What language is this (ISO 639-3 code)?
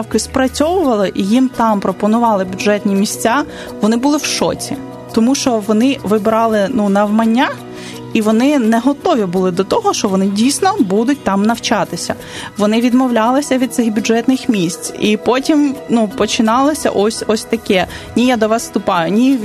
ukr